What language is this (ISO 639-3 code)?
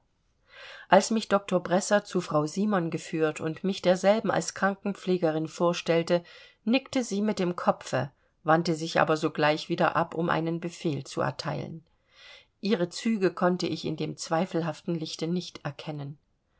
deu